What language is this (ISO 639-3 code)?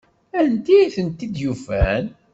kab